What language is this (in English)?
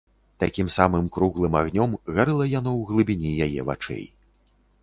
Belarusian